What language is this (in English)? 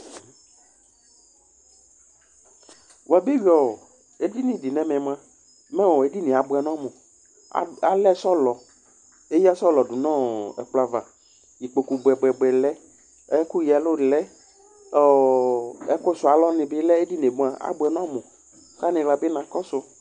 Ikposo